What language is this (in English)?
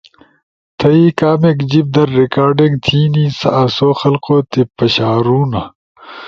Ushojo